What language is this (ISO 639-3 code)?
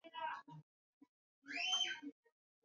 swa